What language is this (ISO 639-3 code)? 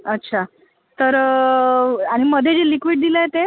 mar